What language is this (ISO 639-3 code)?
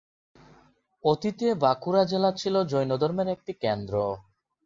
ben